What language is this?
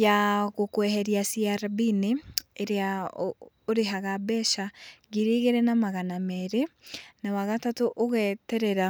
Kikuyu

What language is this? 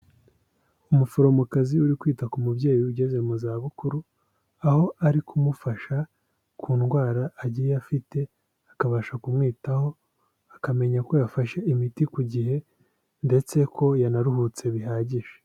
Kinyarwanda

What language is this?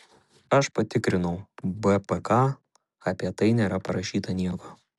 Lithuanian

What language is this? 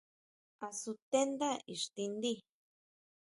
Huautla Mazatec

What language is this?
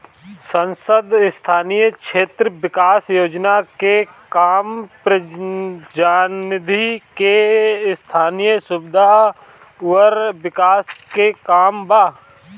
Bhojpuri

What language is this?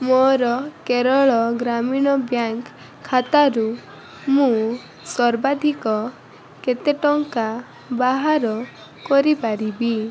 Odia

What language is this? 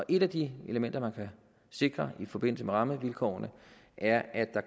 Danish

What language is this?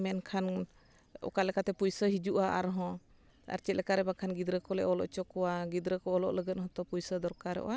Santali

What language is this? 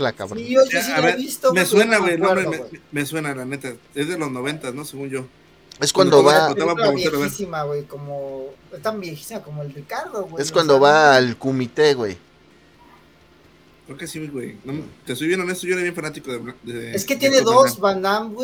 Spanish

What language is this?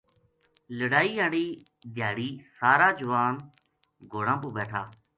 Gujari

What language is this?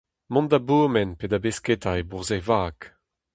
Breton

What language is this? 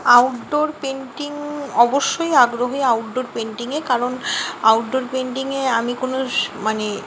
Bangla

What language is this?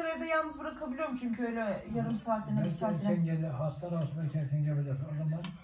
Turkish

